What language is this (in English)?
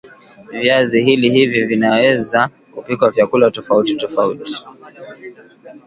Swahili